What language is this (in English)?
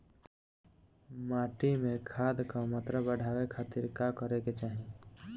Bhojpuri